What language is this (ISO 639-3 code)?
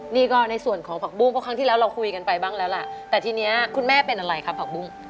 tha